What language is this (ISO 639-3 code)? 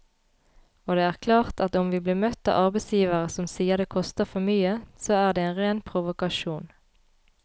nor